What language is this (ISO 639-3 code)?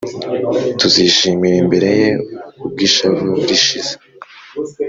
kin